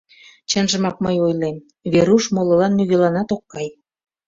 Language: Mari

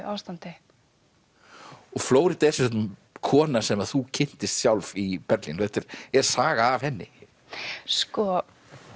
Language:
Icelandic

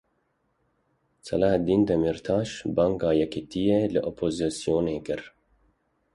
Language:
Kurdish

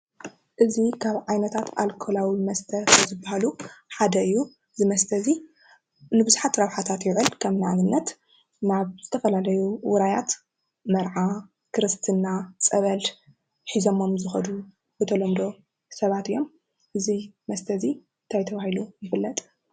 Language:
Tigrinya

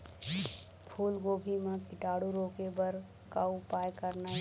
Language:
Chhattisgarhi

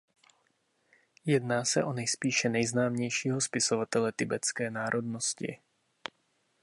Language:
Czech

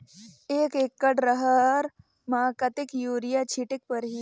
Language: Chhattisgarhi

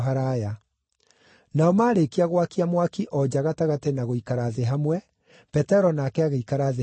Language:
Kikuyu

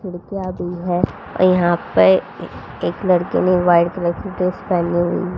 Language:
Hindi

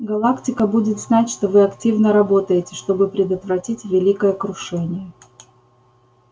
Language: Russian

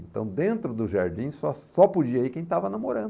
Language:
Portuguese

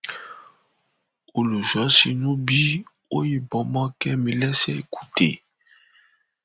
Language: Yoruba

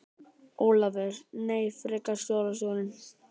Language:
Icelandic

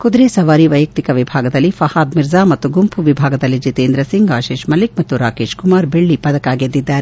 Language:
Kannada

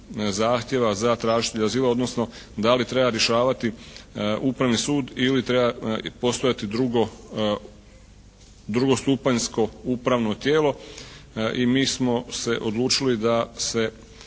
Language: Croatian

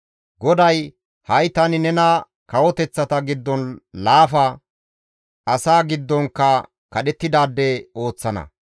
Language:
Gamo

